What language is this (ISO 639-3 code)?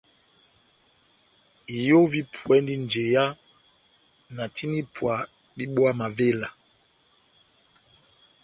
bnm